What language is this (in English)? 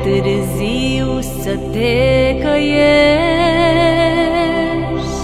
Romanian